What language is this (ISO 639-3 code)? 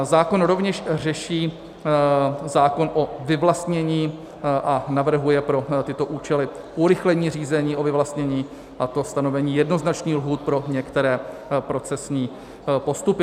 ces